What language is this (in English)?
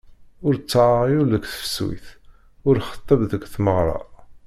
Kabyle